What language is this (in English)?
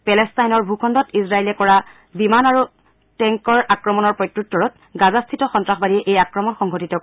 Assamese